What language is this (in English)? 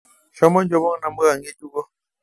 Masai